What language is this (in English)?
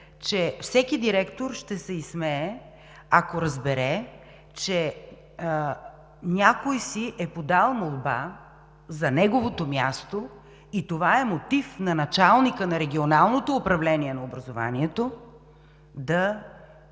Bulgarian